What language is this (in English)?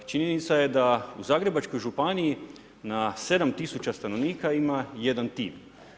Croatian